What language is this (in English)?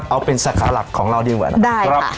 Thai